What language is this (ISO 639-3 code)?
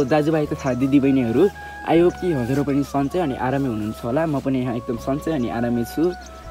ind